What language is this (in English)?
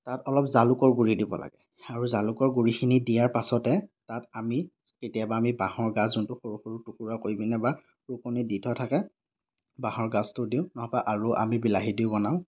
Assamese